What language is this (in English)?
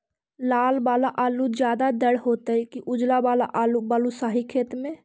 Magahi